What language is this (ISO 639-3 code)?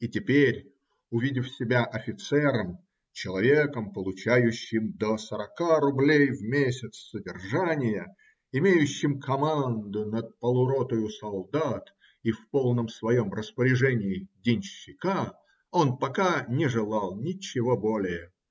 rus